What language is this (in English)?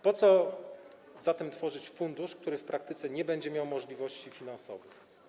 Polish